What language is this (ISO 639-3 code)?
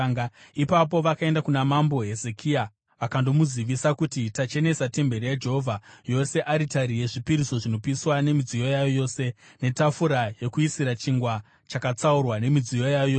sna